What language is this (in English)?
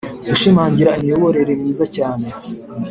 Kinyarwanda